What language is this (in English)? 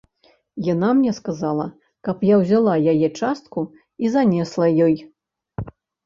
Belarusian